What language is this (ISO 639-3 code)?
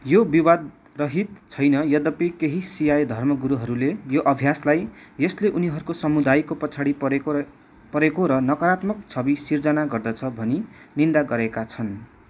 nep